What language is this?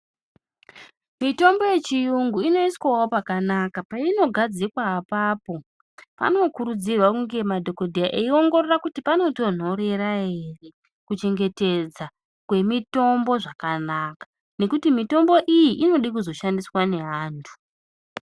Ndau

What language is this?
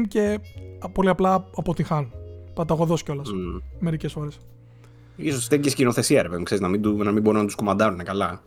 Greek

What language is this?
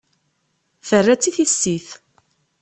Kabyle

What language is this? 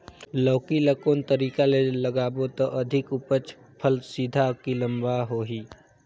Chhattisgarhi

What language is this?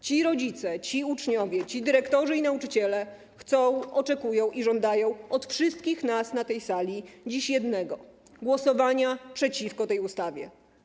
Polish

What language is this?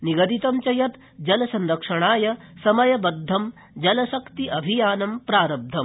Sanskrit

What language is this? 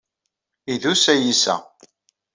Kabyle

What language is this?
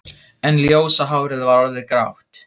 Icelandic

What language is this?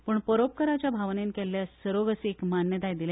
Konkani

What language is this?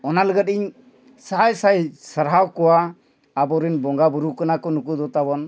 Santali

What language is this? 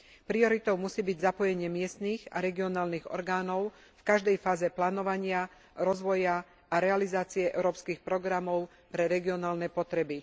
Slovak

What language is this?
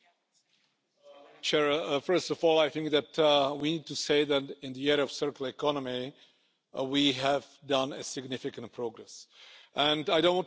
Finnish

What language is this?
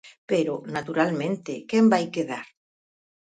Galician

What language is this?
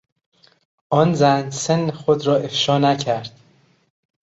Persian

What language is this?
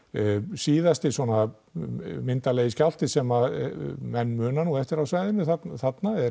Icelandic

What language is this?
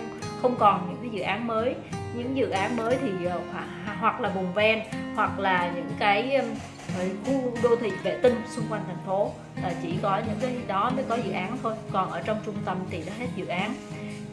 Vietnamese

